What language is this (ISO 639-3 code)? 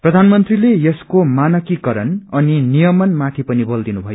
nep